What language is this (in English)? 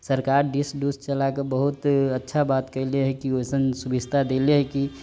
Maithili